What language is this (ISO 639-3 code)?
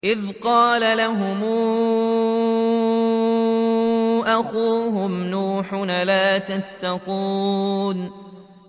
ara